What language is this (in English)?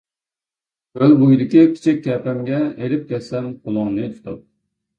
Uyghur